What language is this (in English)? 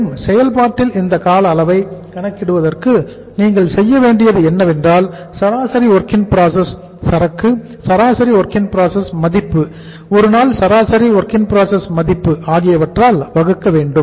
Tamil